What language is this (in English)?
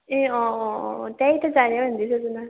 Nepali